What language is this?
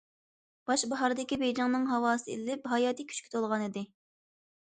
Uyghur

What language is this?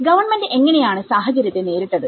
Malayalam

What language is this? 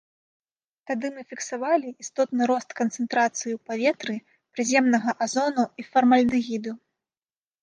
Belarusian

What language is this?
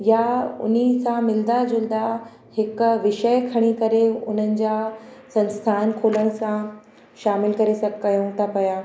Sindhi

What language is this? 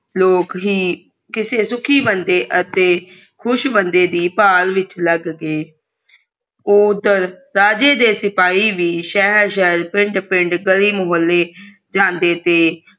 Punjabi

